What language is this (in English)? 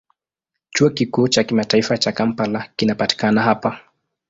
Swahili